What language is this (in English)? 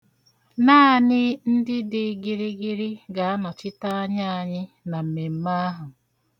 Igbo